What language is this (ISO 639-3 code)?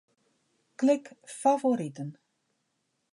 fry